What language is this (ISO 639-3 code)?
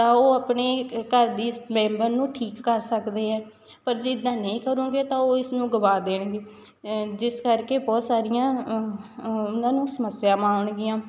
pan